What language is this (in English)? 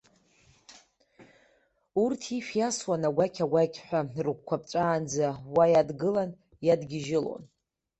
Abkhazian